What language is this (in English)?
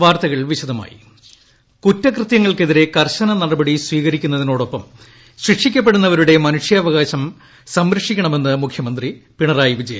Malayalam